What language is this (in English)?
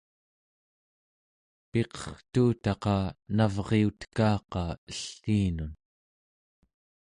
Central Yupik